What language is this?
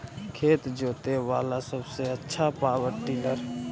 Magahi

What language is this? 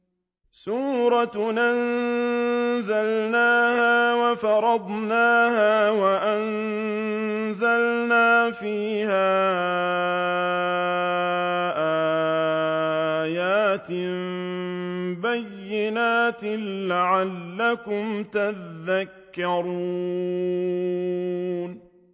Arabic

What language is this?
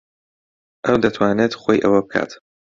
Central Kurdish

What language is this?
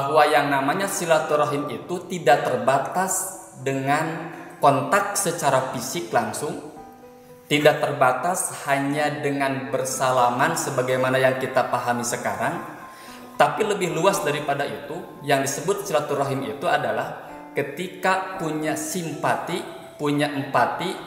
Indonesian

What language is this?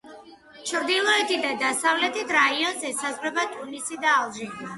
Georgian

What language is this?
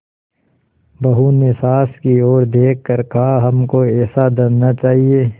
Hindi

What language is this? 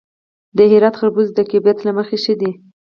Pashto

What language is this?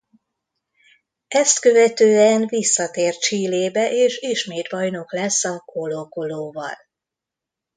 Hungarian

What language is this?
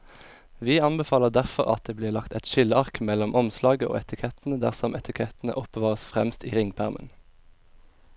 Norwegian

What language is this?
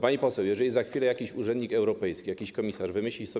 Polish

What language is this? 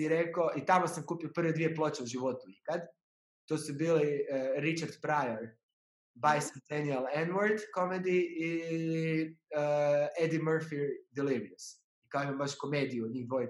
Croatian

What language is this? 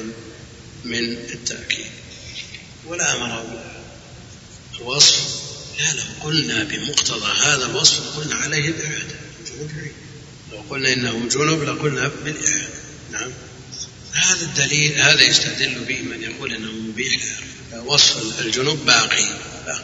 Arabic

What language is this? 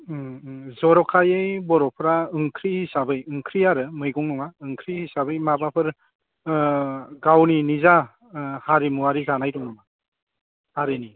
Bodo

